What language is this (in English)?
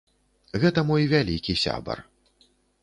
Belarusian